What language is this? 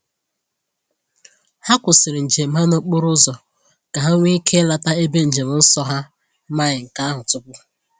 Igbo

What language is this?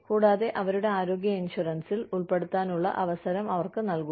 Malayalam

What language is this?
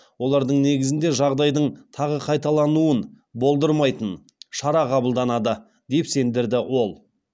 Kazakh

